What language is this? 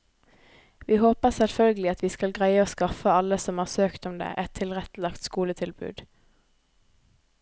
Norwegian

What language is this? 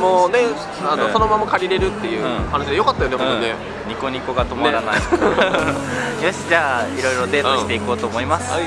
Japanese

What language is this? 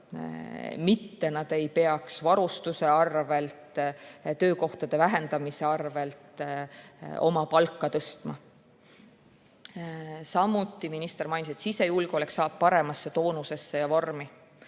Estonian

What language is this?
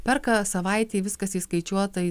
Lithuanian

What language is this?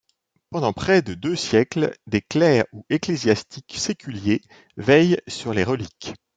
French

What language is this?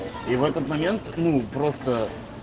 Russian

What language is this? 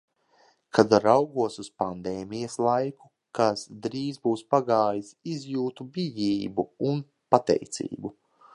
Latvian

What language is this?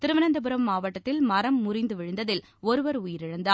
Tamil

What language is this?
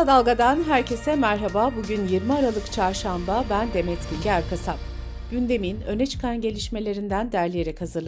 Turkish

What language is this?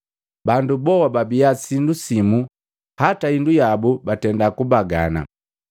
Matengo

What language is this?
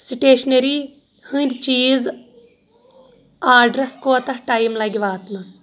Kashmiri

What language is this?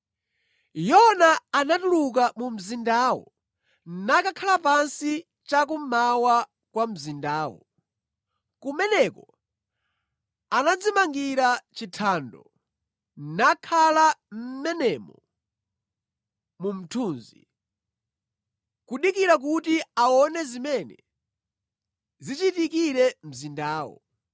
Nyanja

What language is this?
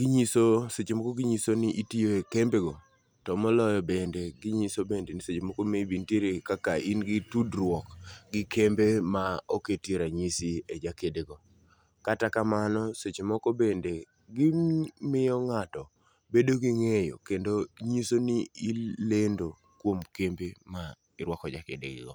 Luo (Kenya and Tanzania)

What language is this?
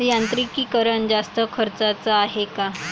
Marathi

